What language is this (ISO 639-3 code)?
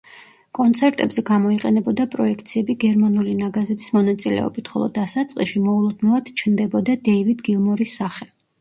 kat